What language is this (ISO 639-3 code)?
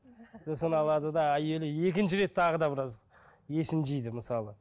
kaz